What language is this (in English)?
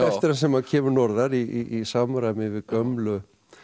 Icelandic